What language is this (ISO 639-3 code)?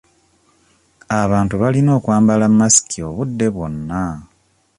lug